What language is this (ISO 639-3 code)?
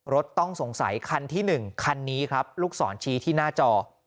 tha